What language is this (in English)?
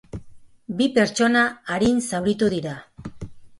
Basque